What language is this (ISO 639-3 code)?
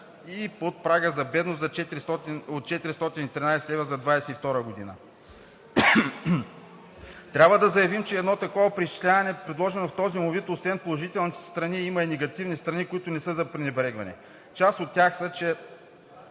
bul